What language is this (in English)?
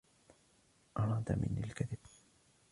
Arabic